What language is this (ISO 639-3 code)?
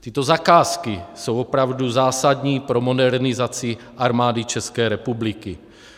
ces